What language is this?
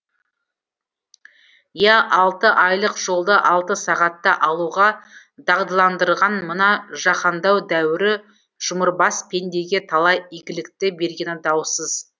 Kazakh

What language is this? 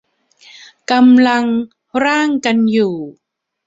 Thai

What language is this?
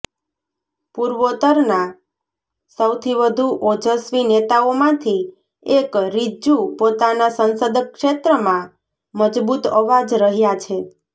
Gujarati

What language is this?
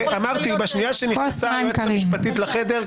Hebrew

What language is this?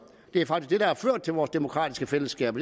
Danish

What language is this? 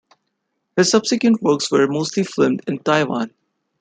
English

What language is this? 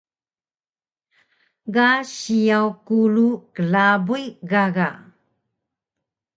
Taroko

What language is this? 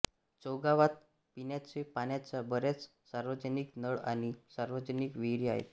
Marathi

